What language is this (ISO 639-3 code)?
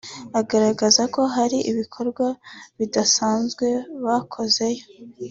kin